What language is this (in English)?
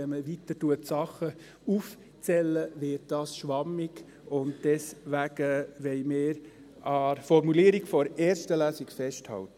Swiss German